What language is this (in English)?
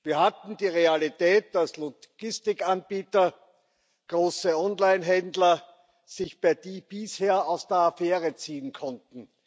German